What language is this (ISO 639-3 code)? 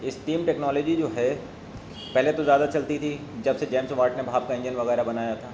urd